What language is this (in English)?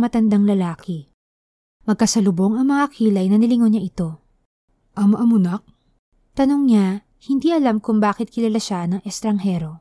Filipino